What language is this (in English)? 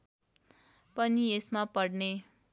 Nepali